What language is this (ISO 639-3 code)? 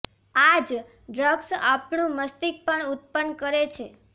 guj